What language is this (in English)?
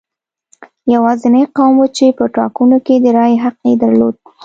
Pashto